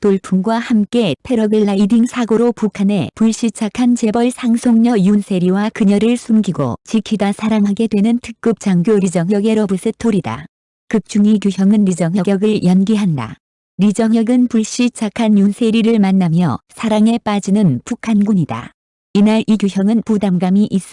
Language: Korean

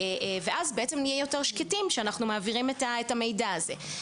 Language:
Hebrew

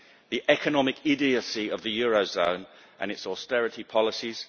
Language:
English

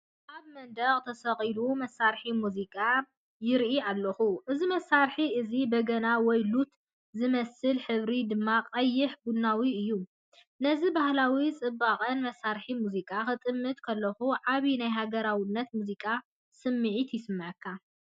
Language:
Tigrinya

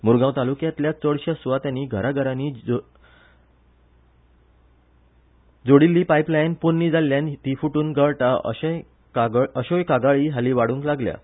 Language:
Konkani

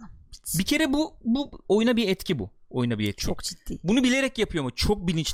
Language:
Turkish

